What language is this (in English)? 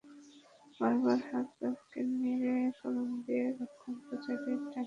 Bangla